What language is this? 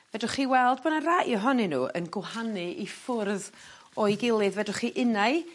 Welsh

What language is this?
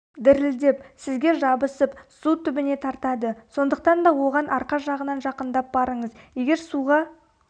Kazakh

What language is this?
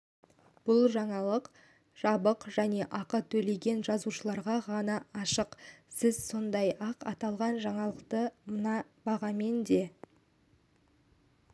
Kazakh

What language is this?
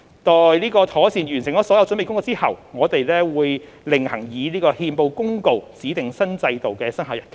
Cantonese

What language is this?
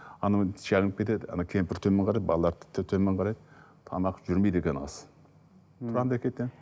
Kazakh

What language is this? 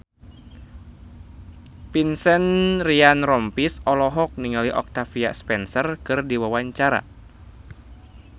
Sundanese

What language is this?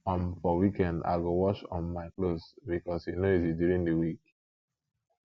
Nigerian Pidgin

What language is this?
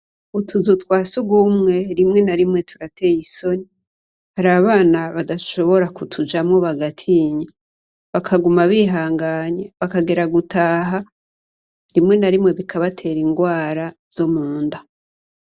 Rundi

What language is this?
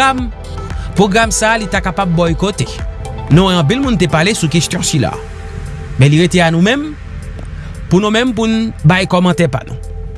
French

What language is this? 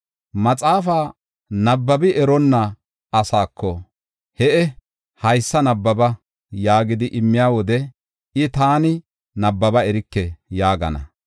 Gofa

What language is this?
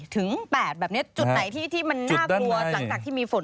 Thai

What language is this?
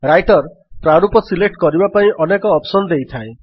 Odia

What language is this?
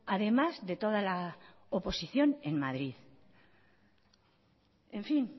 Spanish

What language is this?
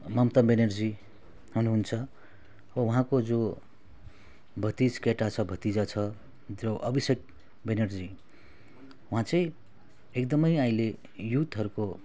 Nepali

